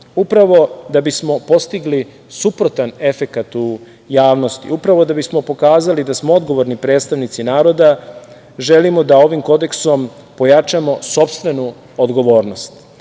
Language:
Serbian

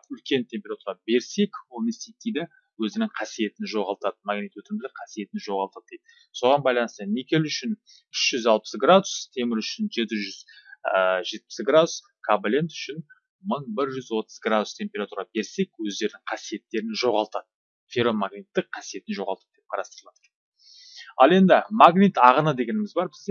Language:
Turkish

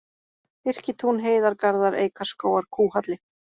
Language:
Icelandic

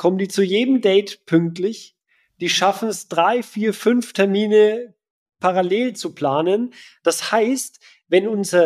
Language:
German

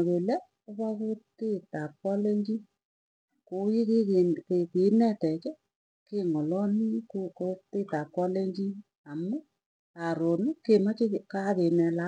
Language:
Tugen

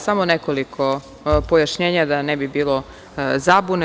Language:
Serbian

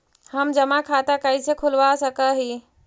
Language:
Magahi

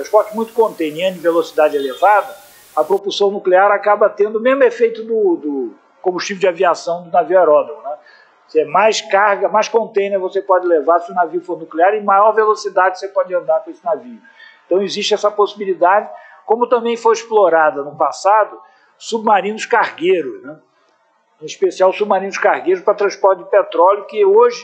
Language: Portuguese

